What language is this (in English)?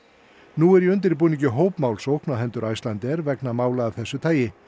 Icelandic